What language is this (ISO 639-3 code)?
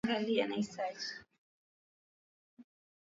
swa